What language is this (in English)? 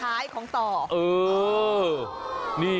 Thai